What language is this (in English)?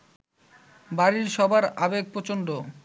Bangla